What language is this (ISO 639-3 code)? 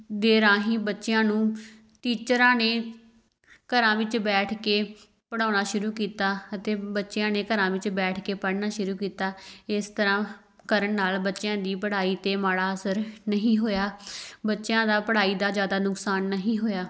pan